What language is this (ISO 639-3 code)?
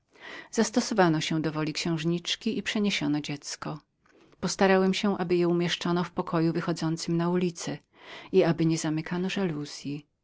pol